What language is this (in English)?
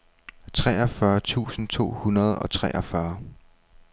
Danish